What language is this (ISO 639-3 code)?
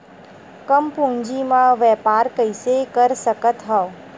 hne